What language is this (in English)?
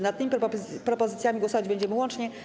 Polish